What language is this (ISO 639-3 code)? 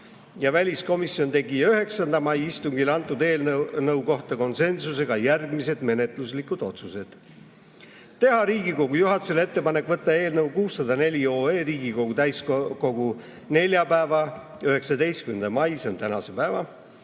est